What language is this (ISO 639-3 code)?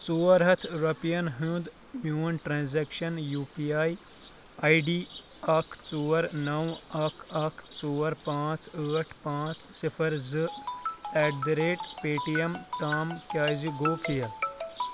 kas